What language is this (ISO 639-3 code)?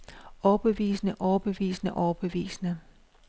dan